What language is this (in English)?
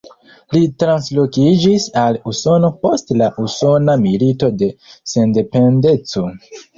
Esperanto